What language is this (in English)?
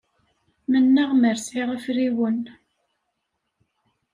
Kabyle